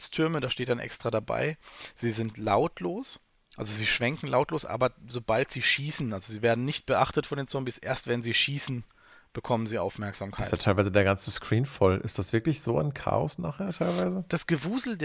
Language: German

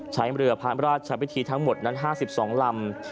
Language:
Thai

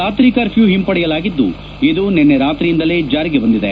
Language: Kannada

